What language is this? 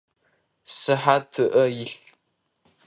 Adyghe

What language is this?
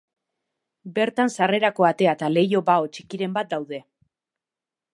Basque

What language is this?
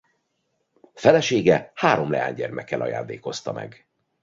Hungarian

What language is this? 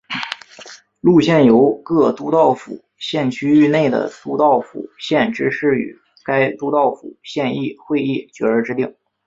Chinese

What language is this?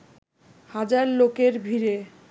Bangla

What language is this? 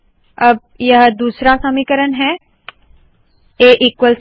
Hindi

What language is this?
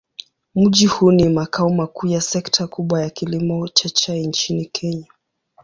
Swahili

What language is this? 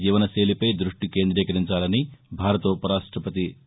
Telugu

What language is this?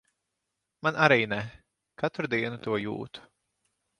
Latvian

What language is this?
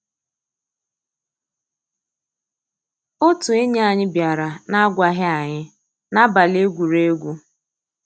Igbo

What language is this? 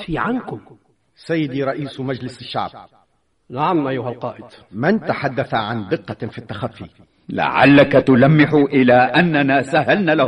Arabic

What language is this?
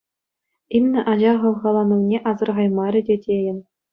Chuvash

